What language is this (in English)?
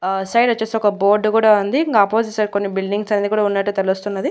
Telugu